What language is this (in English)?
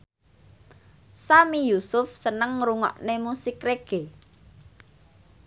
Javanese